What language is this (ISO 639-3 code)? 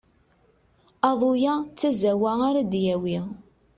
kab